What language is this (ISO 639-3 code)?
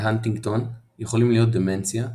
heb